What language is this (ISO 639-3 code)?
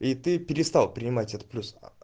rus